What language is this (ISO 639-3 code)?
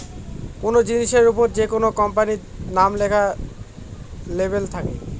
ben